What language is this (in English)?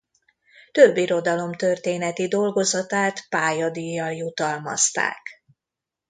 Hungarian